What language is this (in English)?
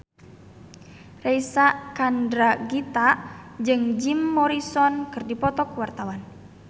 Sundanese